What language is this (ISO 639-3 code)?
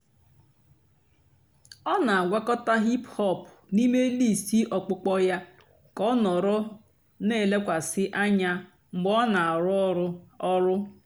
ibo